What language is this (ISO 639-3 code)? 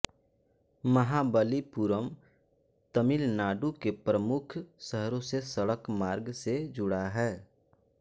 hin